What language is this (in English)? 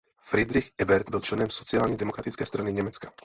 Czech